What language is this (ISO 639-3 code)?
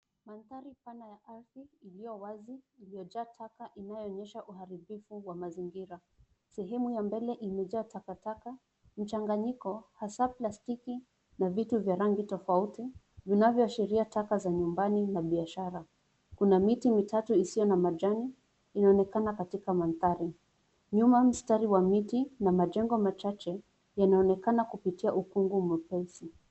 swa